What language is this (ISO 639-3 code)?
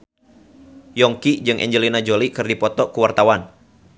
sun